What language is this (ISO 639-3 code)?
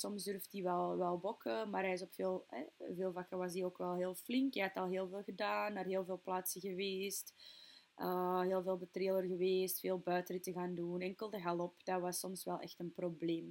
nld